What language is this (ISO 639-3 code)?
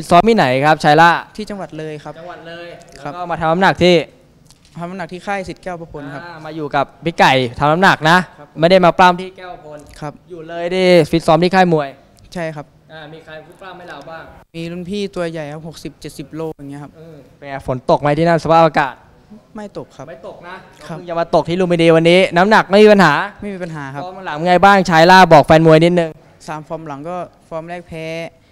tha